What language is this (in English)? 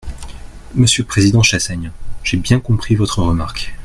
French